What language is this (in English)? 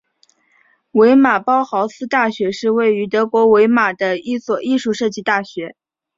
Chinese